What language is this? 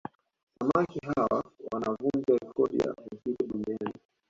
Swahili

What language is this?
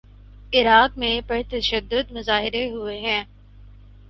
Urdu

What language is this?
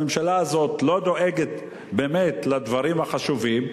Hebrew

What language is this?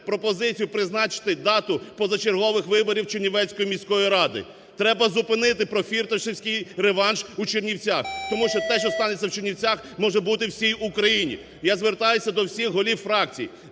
Ukrainian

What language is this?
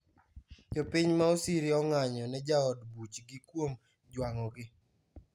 Luo (Kenya and Tanzania)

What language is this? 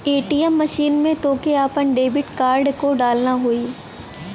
Bhojpuri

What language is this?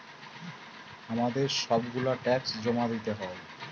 Bangla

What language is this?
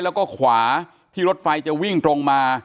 Thai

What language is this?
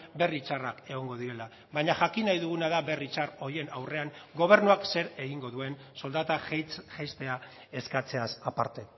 Basque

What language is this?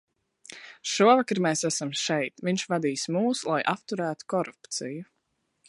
Latvian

